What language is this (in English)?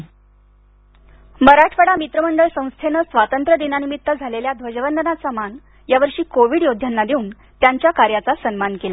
Marathi